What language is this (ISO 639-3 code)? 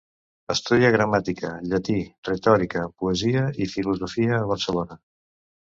cat